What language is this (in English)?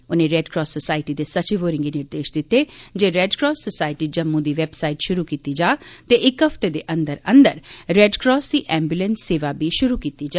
Dogri